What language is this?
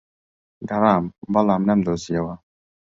Central Kurdish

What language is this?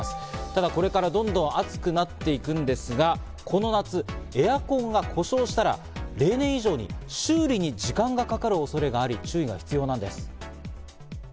Japanese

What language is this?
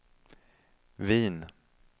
Swedish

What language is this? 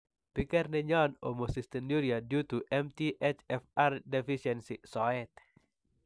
Kalenjin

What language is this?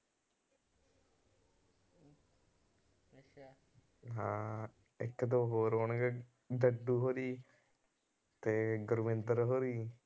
Punjabi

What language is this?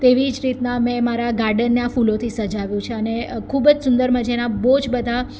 Gujarati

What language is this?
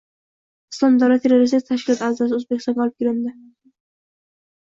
Uzbek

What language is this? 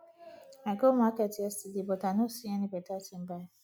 Nigerian Pidgin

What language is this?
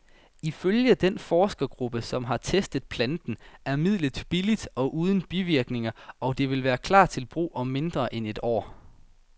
Danish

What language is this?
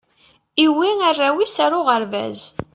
Kabyle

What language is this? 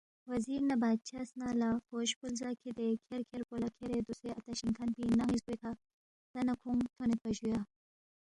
Balti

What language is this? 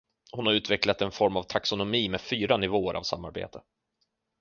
Swedish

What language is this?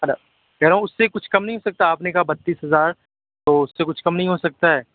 Urdu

